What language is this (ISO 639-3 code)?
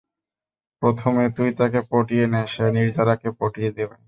ben